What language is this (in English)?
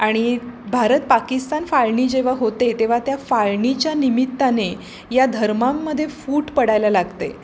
Marathi